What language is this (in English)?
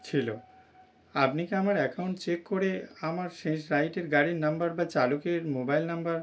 Bangla